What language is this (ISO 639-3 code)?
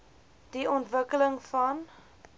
afr